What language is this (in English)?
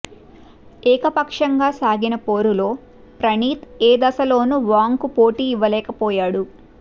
Telugu